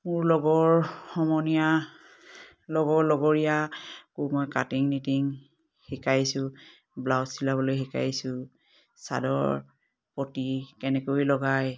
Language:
Assamese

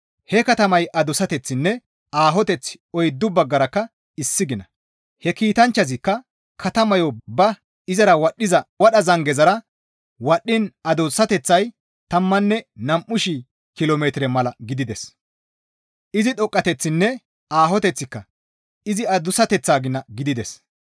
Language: Gamo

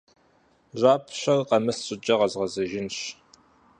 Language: Kabardian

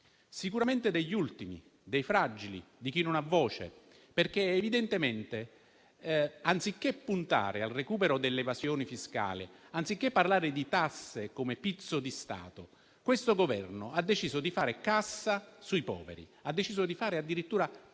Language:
Italian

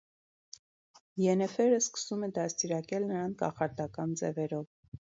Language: Armenian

